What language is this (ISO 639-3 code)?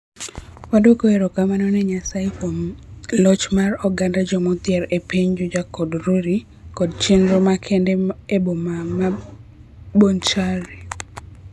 luo